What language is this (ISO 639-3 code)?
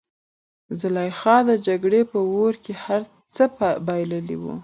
pus